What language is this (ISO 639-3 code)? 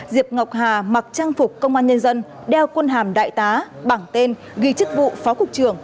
vie